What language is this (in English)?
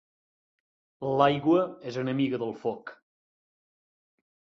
Catalan